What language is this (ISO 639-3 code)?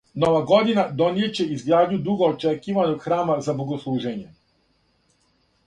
srp